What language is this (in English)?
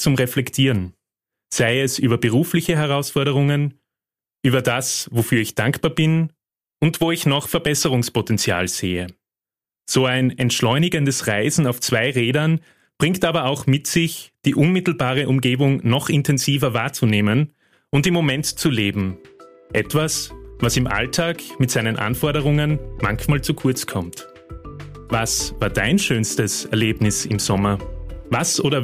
German